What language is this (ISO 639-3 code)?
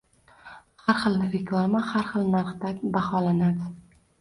uzb